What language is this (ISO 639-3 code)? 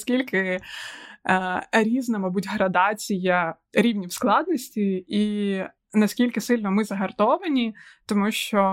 ukr